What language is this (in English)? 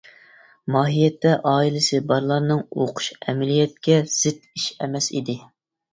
Uyghur